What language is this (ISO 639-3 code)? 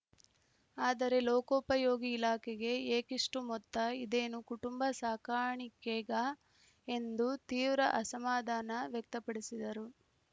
kan